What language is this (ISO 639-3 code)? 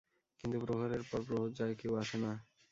ben